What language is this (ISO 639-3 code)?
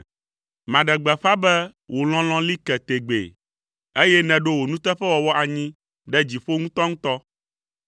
ewe